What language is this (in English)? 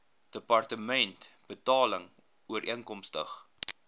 Afrikaans